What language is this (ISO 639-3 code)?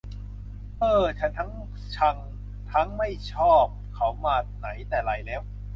tha